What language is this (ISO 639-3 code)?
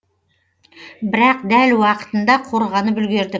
kaz